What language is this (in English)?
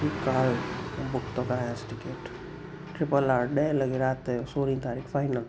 Sindhi